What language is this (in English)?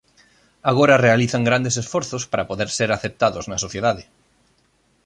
Galician